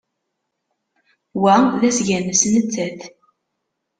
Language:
Kabyle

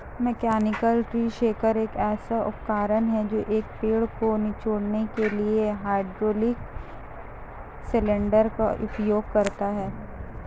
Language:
Hindi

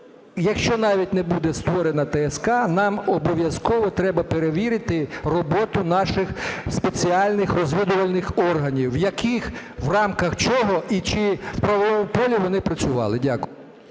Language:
Ukrainian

